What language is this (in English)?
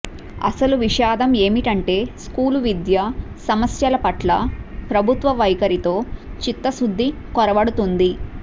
Telugu